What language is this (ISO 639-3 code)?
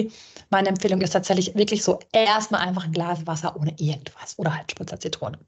deu